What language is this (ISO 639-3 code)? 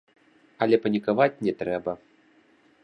bel